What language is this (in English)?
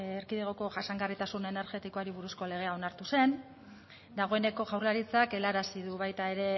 Basque